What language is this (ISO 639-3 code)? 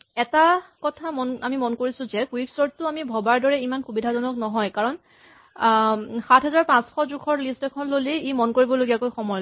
asm